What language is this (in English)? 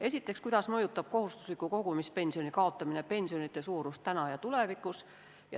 Estonian